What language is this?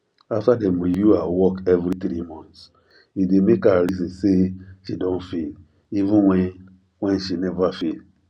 Nigerian Pidgin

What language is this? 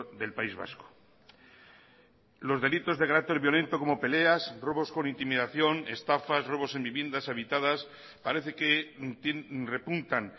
Spanish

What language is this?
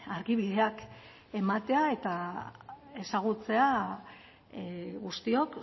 Basque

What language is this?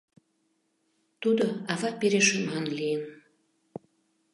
Mari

